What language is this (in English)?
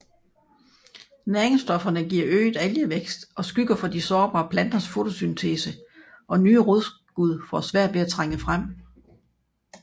Danish